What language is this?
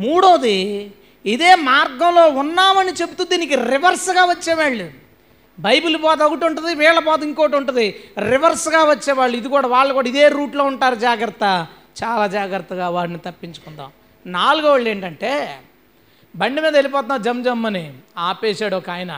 Telugu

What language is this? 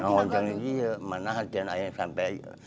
Indonesian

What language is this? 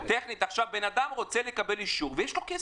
Hebrew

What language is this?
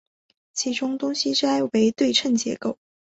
Chinese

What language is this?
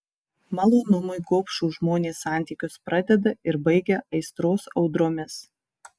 Lithuanian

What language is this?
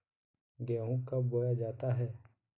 Magahi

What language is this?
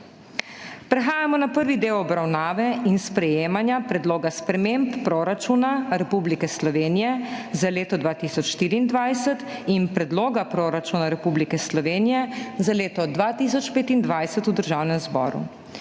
Slovenian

